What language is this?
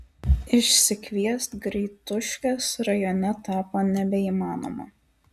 Lithuanian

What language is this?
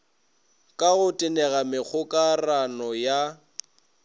Northern Sotho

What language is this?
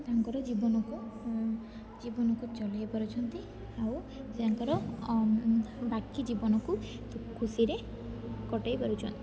Odia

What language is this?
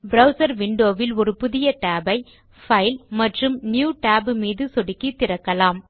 Tamil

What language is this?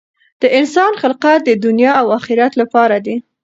Pashto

